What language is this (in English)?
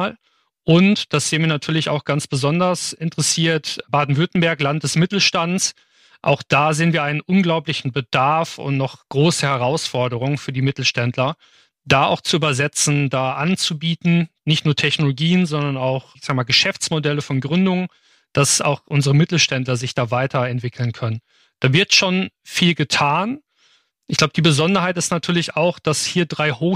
German